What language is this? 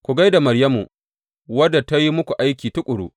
Hausa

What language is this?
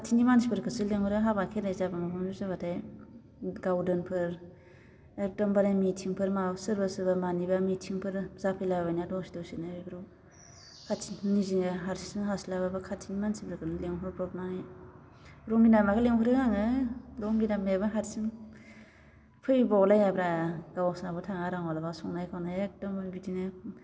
Bodo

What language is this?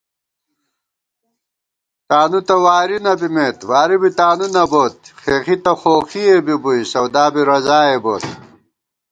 Gawar-Bati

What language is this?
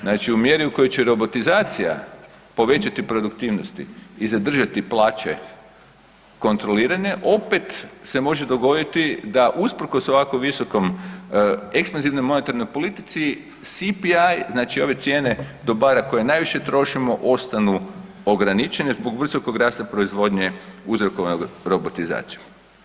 Croatian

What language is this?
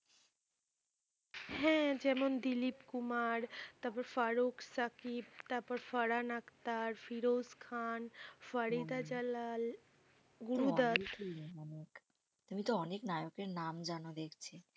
Bangla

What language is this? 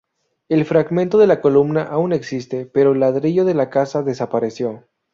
Spanish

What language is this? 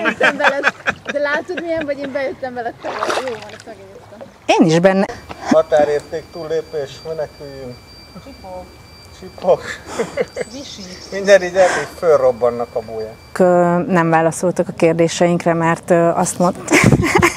Hungarian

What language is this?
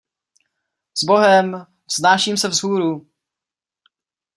Czech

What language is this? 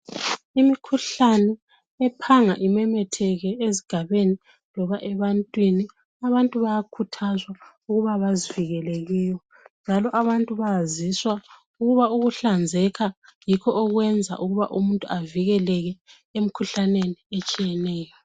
North Ndebele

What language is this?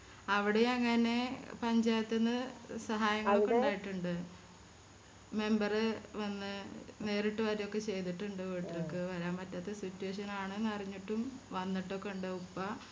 Malayalam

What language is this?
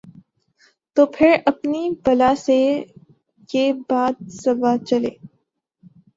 Urdu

